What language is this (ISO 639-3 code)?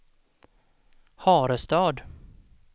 swe